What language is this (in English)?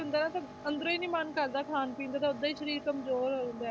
Punjabi